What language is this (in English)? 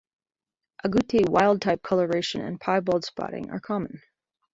English